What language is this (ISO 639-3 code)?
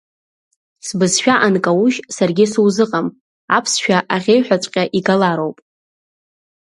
abk